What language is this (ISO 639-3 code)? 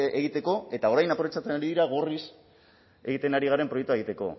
eus